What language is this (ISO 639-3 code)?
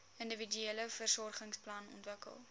afr